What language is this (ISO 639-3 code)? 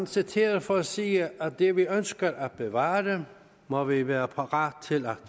dan